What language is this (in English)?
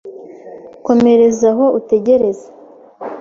Kinyarwanda